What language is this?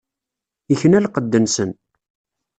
Kabyle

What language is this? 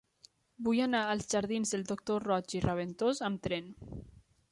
Catalan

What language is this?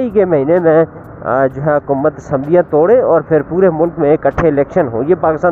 Urdu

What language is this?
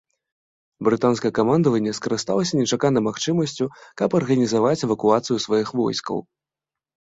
Belarusian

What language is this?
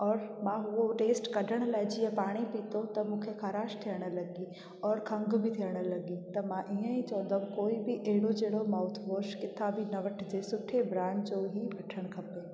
Sindhi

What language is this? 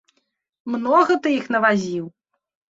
Belarusian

